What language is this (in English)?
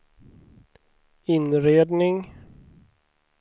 Swedish